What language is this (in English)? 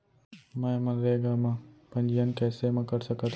Chhattisgarhi